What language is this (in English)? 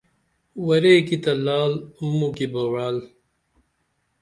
Dameli